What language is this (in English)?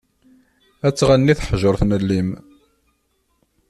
Kabyle